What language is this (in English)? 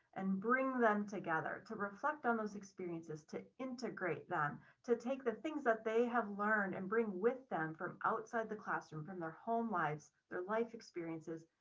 English